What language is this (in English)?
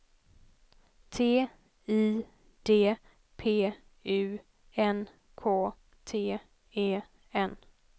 Swedish